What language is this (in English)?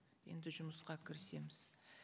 Kazakh